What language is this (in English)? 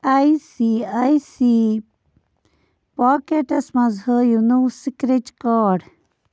Kashmiri